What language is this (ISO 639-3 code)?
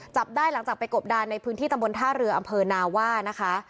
tha